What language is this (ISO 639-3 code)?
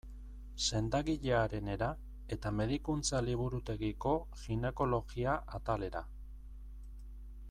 eus